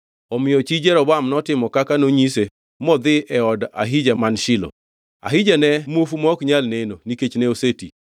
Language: Luo (Kenya and Tanzania)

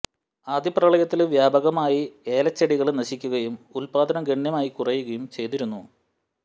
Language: Malayalam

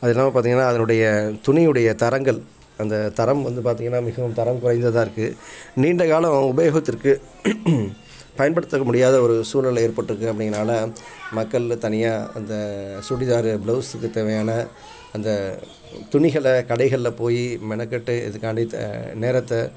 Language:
Tamil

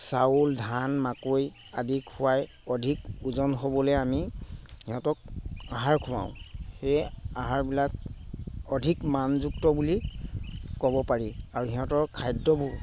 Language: Assamese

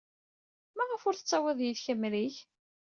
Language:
Kabyle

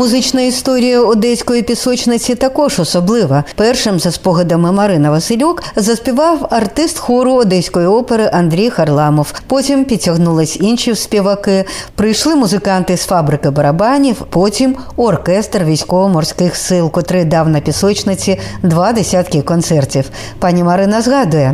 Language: Ukrainian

